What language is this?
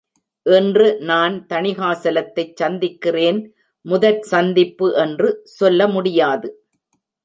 Tamil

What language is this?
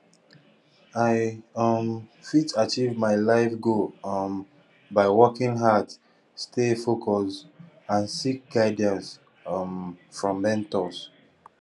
Nigerian Pidgin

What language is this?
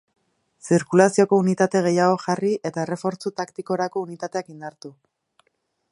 Basque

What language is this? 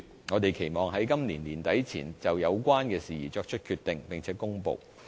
Cantonese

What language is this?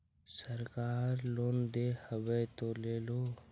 Magahi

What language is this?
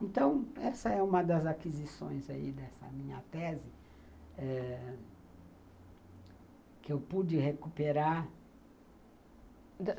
Portuguese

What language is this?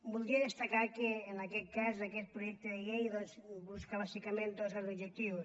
Catalan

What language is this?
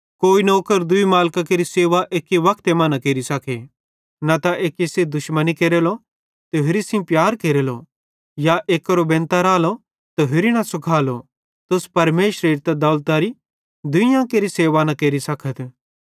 Bhadrawahi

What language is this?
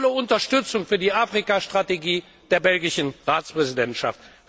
German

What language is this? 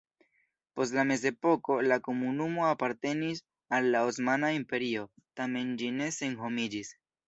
Esperanto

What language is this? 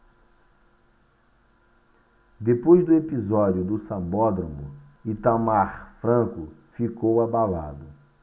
Portuguese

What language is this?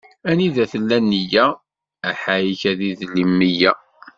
Kabyle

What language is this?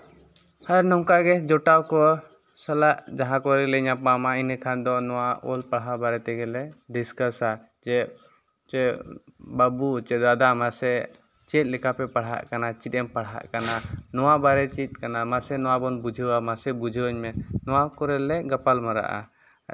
Santali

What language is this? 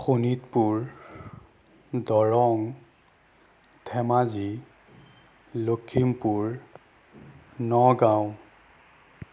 Assamese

